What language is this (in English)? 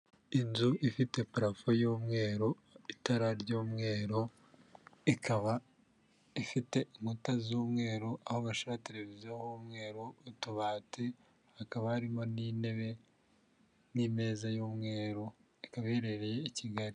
Kinyarwanda